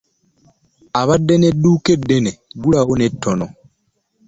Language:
Ganda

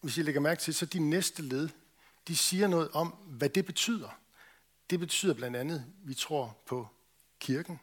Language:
Danish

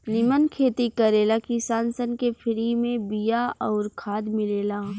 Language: Bhojpuri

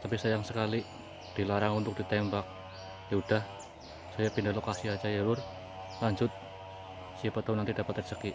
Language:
Indonesian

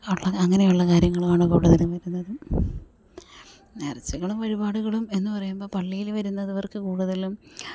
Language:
Malayalam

